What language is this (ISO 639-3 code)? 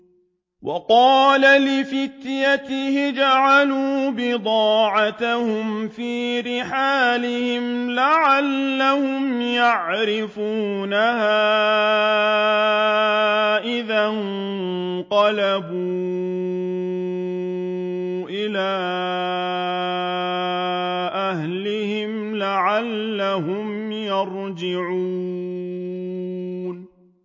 ara